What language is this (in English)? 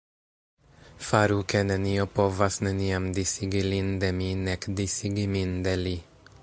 Esperanto